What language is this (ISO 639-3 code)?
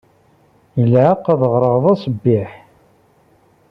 kab